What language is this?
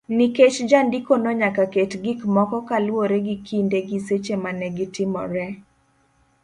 Luo (Kenya and Tanzania)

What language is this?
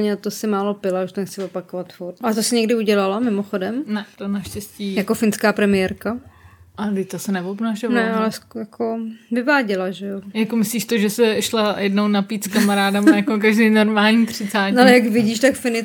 Czech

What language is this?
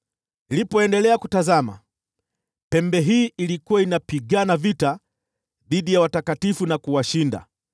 Swahili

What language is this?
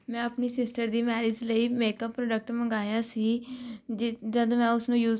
Punjabi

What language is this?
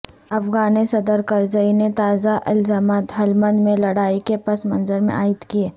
Urdu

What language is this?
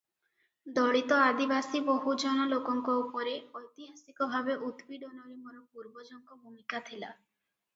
Odia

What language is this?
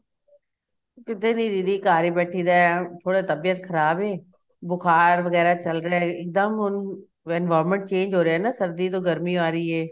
Punjabi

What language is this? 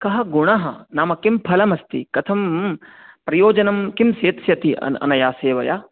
Sanskrit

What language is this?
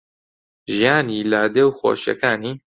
Central Kurdish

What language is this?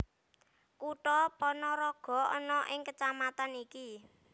Javanese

